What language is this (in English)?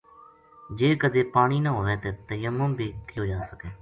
Gujari